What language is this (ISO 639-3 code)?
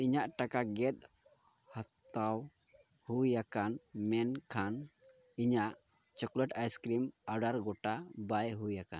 sat